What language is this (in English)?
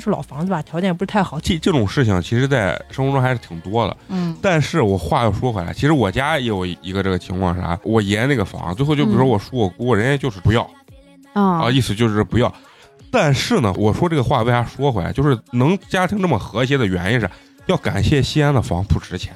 Chinese